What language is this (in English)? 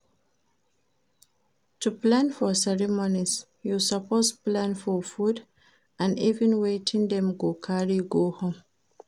Nigerian Pidgin